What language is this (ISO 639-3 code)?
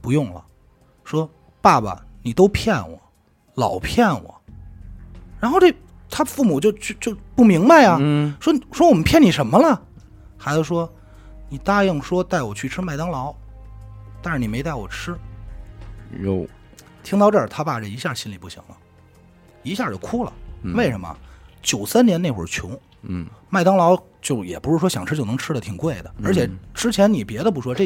zho